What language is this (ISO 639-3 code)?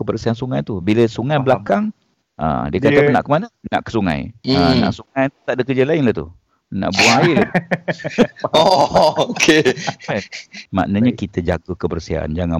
msa